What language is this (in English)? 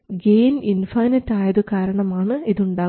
Malayalam